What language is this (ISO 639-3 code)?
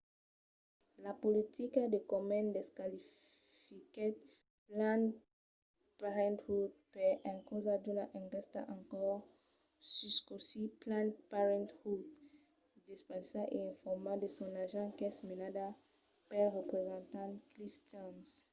oci